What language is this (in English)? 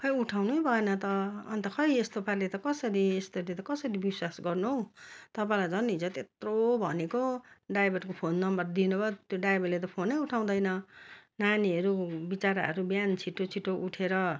Nepali